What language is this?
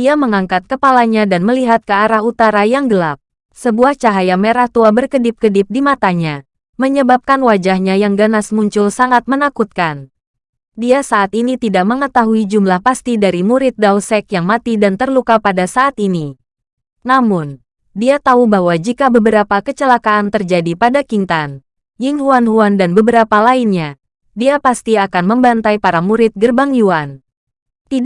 Indonesian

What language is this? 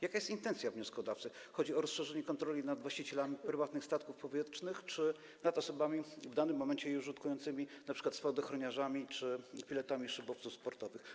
Polish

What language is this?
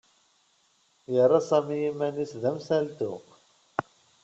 Kabyle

